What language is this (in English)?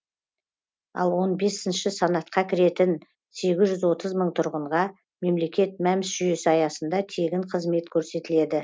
Kazakh